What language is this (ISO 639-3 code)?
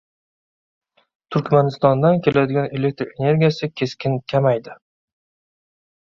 uzb